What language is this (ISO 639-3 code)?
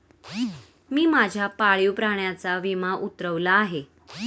mar